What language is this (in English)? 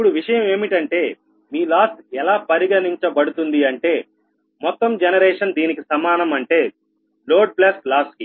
Telugu